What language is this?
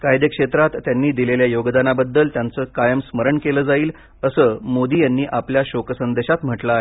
Marathi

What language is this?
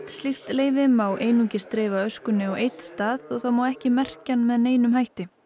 Icelandic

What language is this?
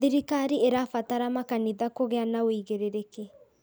Kikuyu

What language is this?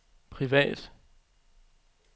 Danish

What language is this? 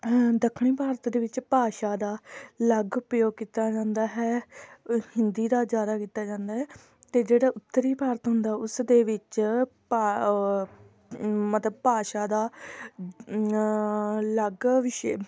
Punjabi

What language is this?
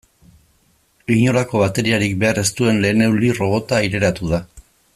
Basque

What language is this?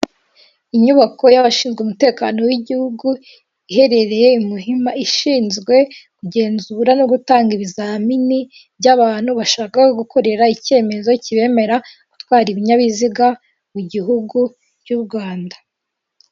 Kinyarwanda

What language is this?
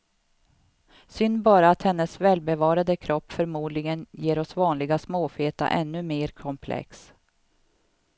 Swedish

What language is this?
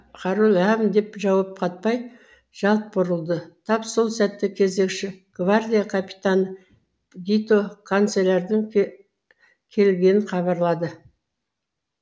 Kazakh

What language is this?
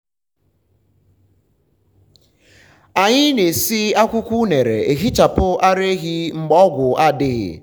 Igbo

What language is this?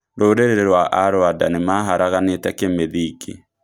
Kikuyu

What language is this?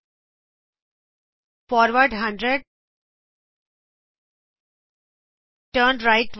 Punjabi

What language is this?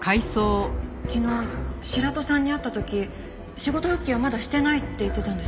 Japanese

